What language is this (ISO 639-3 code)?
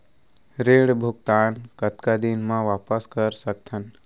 hne